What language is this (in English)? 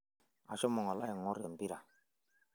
Masai